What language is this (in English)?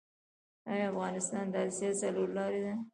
Pashto